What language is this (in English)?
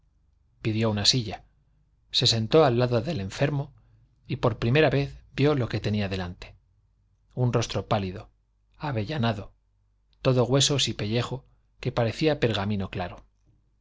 Spanish